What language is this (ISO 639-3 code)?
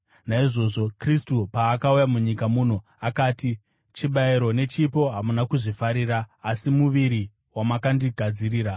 sna